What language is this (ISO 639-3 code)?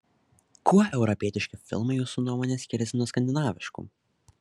lit